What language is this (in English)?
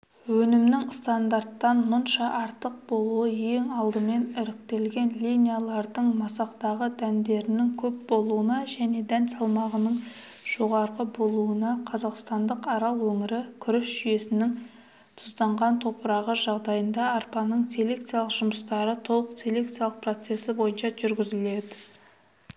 Kazakh